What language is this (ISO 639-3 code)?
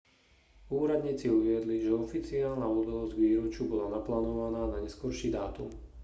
slk